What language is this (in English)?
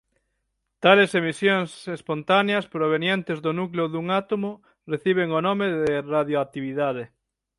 Galician